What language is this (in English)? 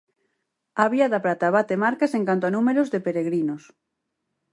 Galician